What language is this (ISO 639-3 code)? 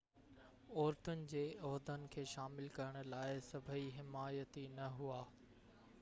snd